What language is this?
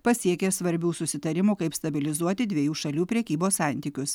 Lithuanian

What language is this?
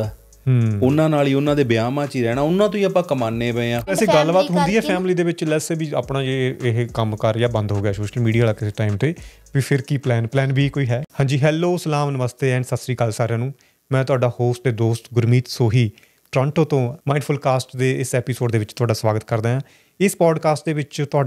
Punjabi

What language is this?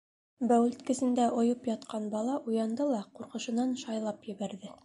Bashkir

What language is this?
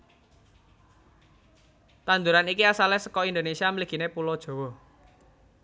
Javanese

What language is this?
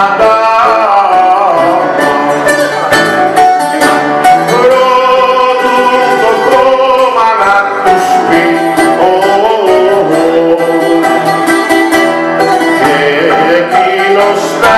Greek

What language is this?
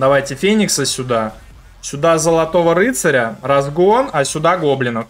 Russian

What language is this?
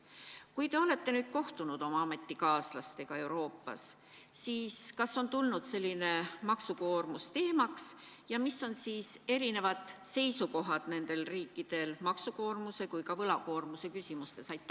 Estonian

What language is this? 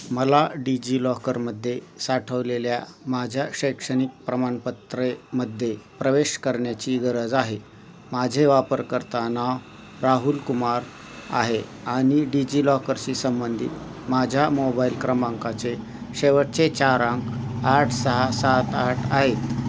Marathi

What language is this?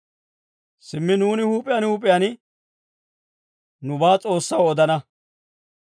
Dawro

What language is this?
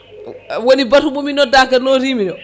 Fula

